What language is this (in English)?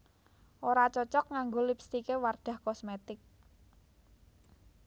Javanese